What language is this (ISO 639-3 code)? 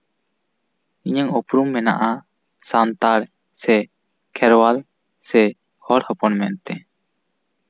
sat